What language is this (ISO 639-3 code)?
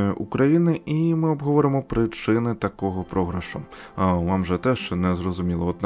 ukr